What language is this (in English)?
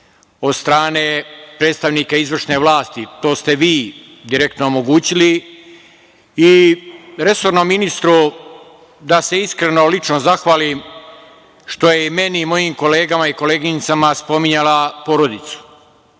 Serbian